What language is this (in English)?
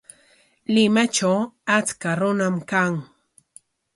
Corongo Ancash Quechua